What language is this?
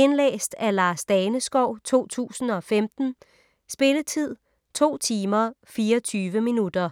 Danish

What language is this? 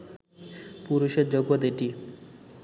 Bangla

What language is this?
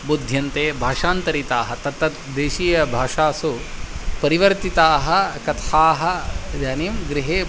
Sanskrit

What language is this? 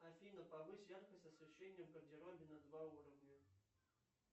Russian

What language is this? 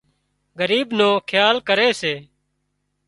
Wadiyara Koli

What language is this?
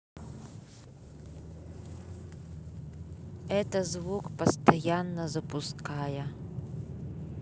Russian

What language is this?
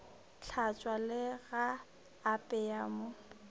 Northern Sotho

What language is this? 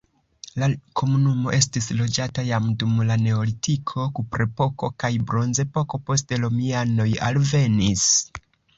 Esperanto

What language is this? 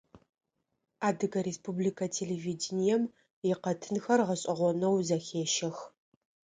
Adyghe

